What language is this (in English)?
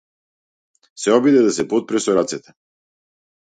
Macedonian